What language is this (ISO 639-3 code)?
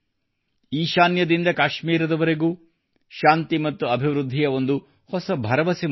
kan